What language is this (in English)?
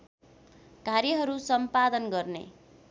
Nepali